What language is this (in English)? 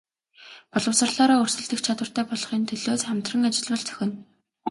Mongolian